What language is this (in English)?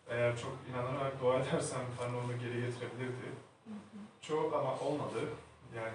Turkish